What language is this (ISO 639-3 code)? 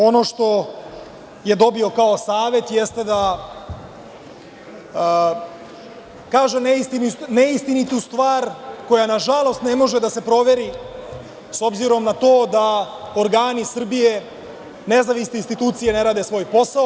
srp